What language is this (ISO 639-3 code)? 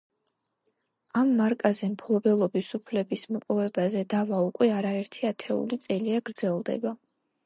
kat